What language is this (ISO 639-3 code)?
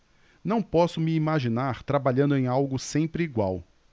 por